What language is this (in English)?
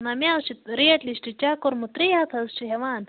Kashmiri